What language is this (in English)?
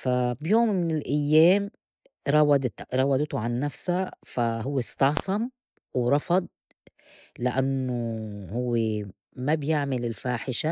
North Levantine Arabic